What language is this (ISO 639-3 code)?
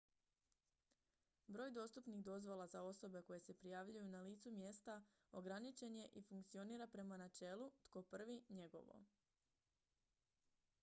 hrv